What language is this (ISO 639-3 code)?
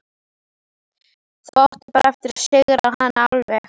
isl